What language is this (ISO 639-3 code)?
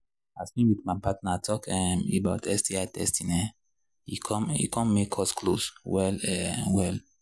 pcm